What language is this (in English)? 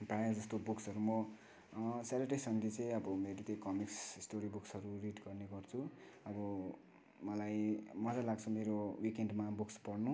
Nepali